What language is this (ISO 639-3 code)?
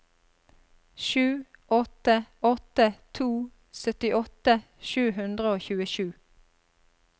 nor